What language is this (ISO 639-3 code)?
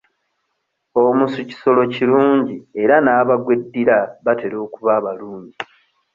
lug